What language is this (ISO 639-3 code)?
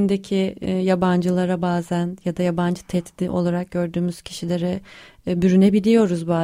tur